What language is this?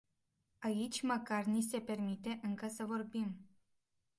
Romanian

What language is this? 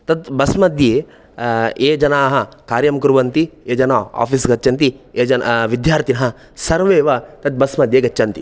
Sanskrit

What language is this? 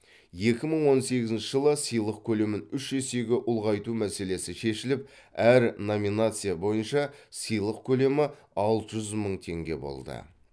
Kazakh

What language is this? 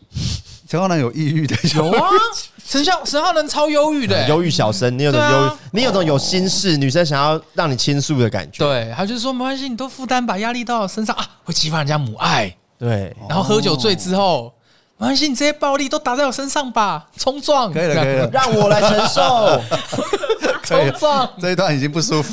Chinese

